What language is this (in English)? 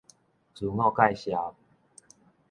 Min Nan Chinese